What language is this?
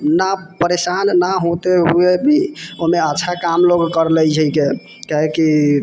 Maithili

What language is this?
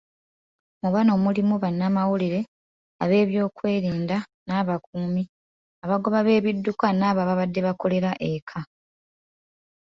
Ganda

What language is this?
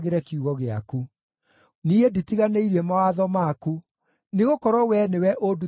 Kikuyu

